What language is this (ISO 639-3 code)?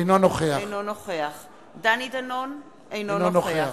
heb